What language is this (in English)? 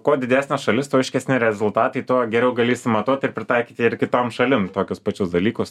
Lithuanian